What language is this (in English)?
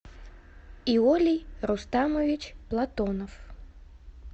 Russian